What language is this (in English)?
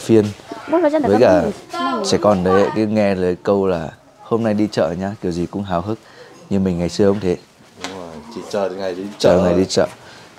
Vietnamese